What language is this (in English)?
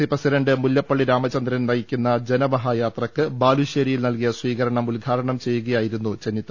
Malayalam